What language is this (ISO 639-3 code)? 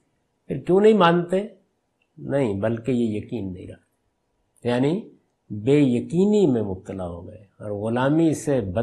urd